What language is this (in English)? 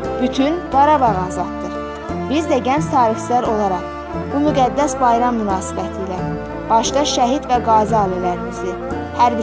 Turkish